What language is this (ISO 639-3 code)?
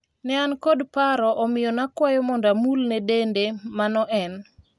luo